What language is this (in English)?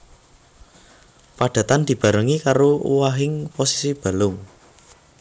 Javanese